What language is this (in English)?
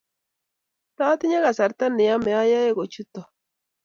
Kalenjin